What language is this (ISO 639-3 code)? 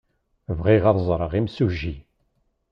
kab